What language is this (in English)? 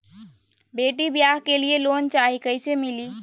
Magahi